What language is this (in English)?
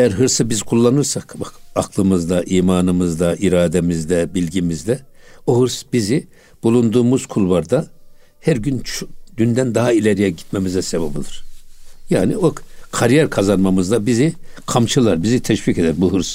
Turkish